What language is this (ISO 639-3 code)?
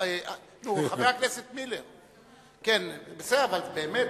heb